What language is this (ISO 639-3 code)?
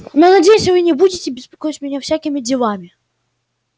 rus